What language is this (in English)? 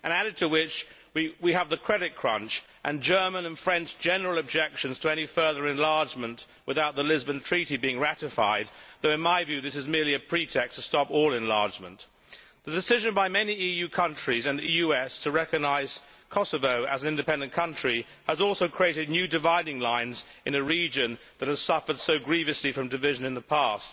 English